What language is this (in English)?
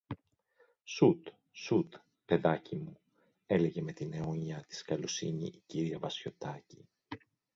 Greek